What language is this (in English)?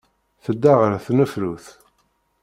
Kabyle